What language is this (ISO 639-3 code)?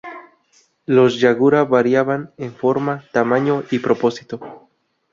spa